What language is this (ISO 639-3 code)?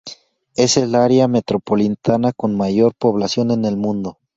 spa